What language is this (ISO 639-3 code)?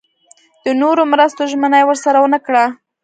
pus